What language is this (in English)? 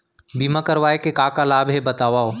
Chhattisgarhi